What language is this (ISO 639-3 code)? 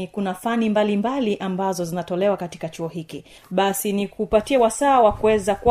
swa